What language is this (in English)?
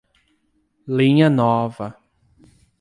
Portuguese